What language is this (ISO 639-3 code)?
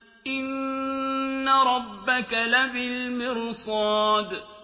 ara